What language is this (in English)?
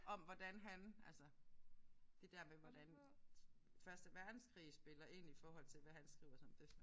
Danish